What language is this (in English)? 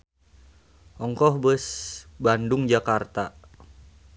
Sundanese